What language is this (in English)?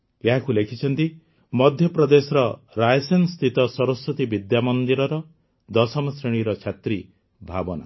Odia